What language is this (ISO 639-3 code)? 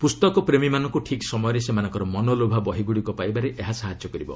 ori